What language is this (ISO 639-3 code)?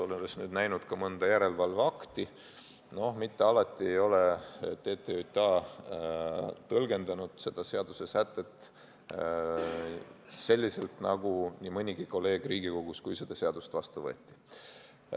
est